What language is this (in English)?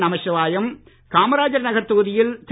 Tamil